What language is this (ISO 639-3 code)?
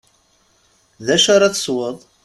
kab